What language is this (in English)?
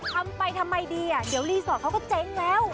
Thai